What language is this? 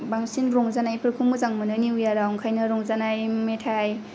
Bodo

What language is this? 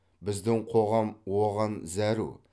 Kazakh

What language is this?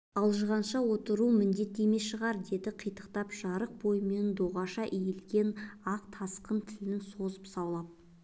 Kazakh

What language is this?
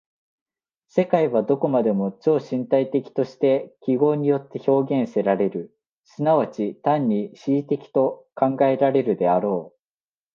Japanese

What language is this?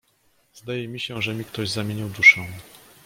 Polish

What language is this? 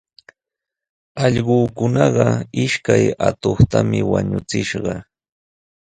Sihuas Ancash Quechua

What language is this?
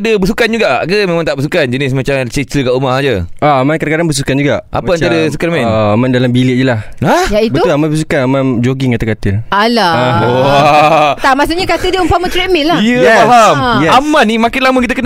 Malay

